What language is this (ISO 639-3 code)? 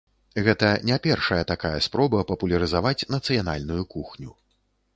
bel